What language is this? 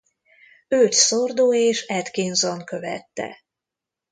Hungarian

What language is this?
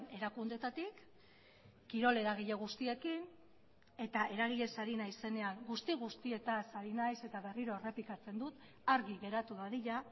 Basque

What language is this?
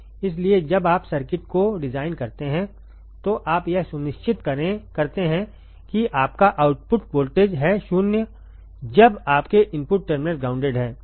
Hindi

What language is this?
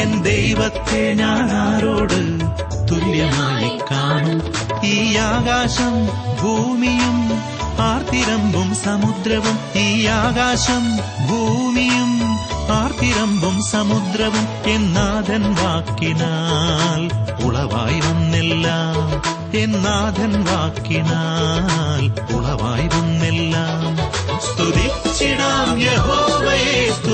Malayalam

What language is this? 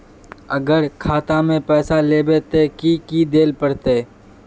Magahi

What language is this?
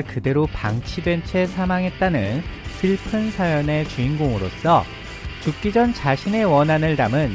Korean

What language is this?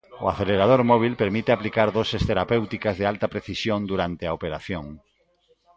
Galician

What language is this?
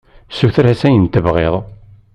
Kabyle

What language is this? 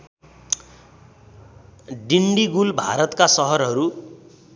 Nepali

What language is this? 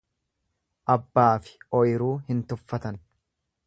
Oromo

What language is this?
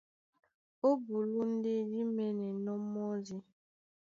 Duala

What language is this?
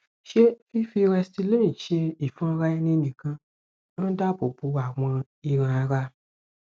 Yoruba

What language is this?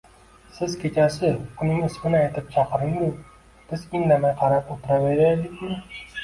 Uzbek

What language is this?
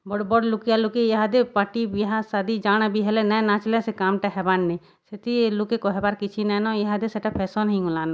Odia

